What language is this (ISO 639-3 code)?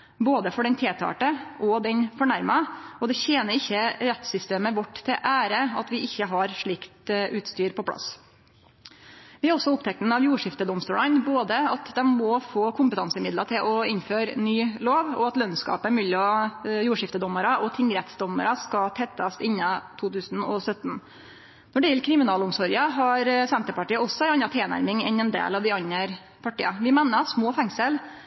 nno